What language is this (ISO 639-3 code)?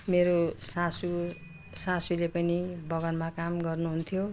nep